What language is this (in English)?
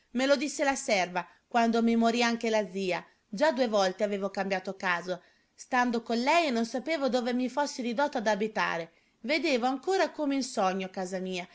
Italian